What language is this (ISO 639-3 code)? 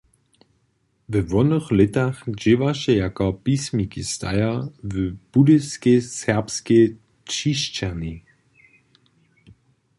hsb